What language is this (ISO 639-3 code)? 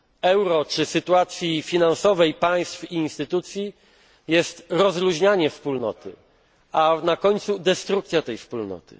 pol